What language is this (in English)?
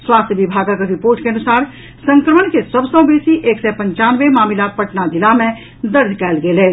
Maithili